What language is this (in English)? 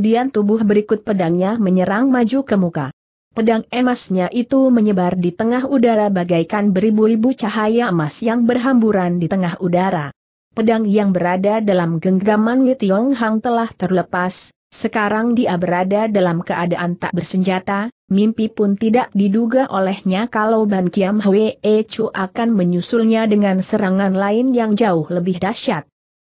Indonesian